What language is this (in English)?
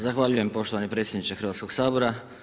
Croatian